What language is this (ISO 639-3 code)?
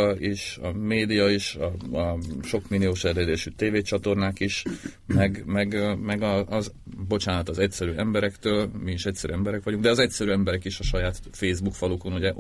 hun